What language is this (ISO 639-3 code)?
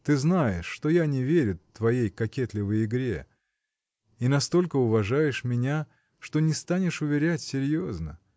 rus